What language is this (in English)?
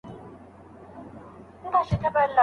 Pashto